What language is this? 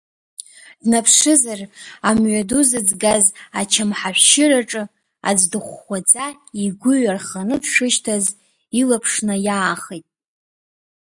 Abkhazian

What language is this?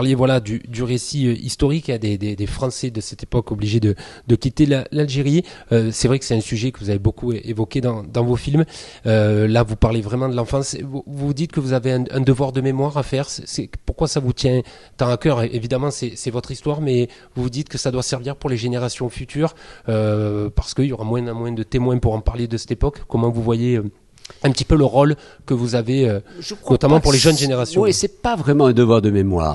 French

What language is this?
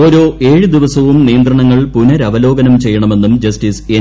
Malayalam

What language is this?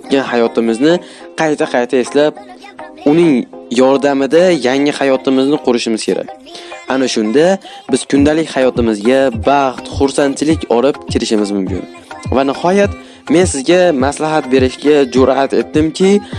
Uzbek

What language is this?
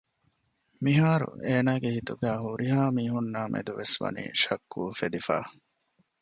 Divehi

